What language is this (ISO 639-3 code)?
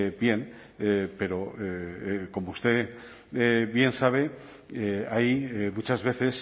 spa